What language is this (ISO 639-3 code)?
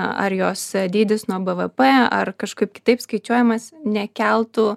lit